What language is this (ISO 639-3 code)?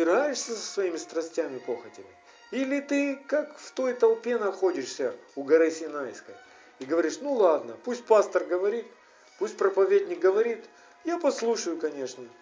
rus